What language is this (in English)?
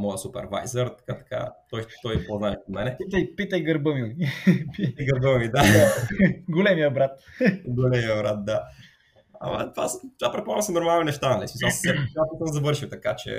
Bulgarian